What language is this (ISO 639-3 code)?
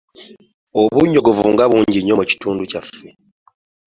lug